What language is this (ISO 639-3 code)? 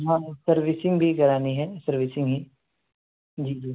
urd